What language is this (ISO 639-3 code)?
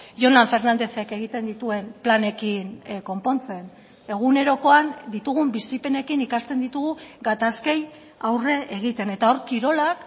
eus